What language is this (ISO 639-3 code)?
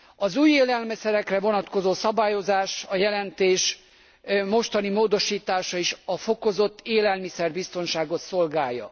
hun